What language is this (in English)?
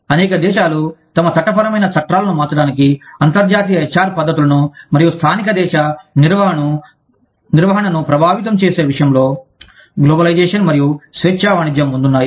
Telugu